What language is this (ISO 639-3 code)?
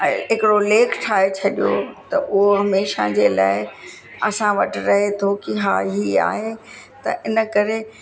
snd